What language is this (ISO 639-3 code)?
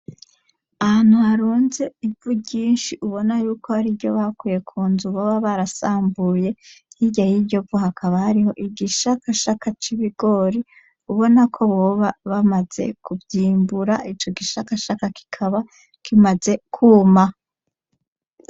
run